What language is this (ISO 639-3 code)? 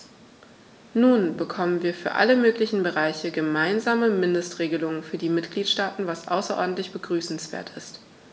deu